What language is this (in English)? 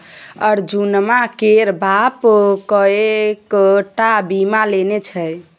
Maithili